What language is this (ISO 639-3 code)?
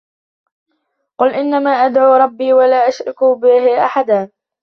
ara